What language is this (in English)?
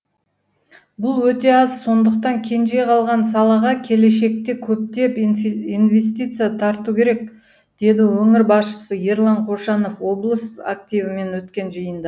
Kazakh